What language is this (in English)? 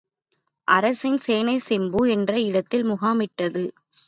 Tamil